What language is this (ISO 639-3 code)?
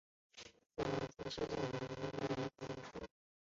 zho